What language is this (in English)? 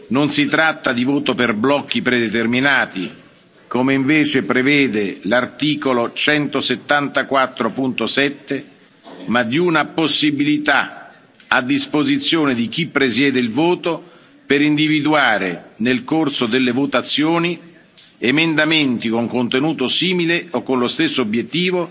Italian